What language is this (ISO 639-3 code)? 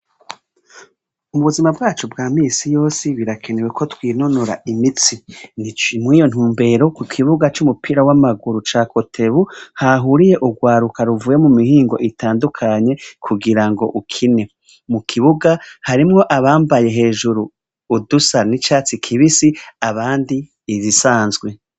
run